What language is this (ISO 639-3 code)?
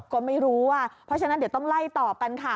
tha